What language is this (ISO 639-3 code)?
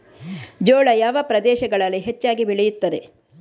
kan